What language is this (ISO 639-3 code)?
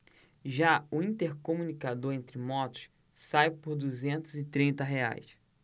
por